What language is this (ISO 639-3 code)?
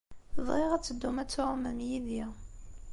kab